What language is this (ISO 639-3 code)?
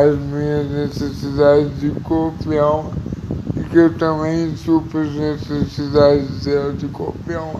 por